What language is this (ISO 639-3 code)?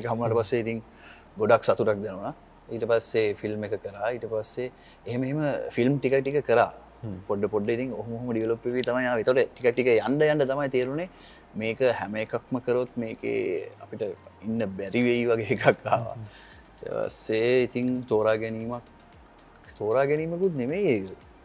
hin